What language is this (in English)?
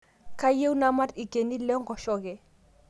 Masai